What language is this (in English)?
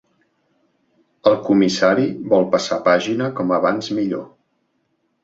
Catalan